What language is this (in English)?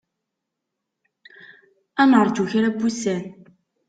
Kabyle